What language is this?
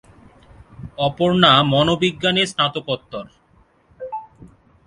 Bangla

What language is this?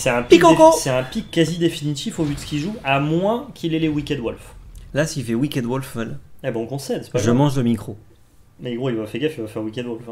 French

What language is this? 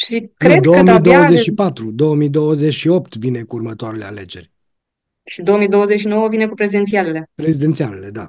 Romanian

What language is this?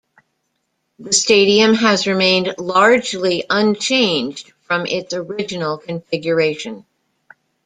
English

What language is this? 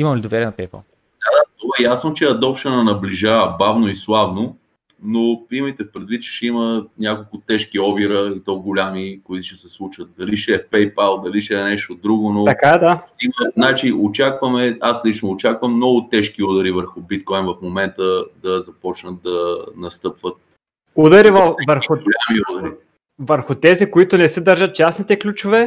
Bulgarian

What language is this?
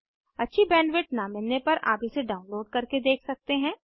Hindi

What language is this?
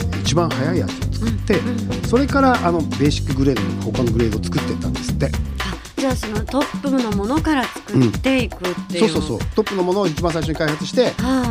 Japanese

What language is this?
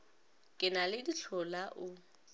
Northern Sotho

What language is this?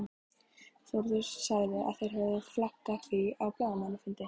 Icelandic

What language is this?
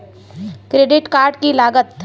Magahi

